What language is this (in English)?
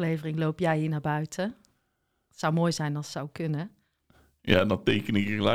Dutch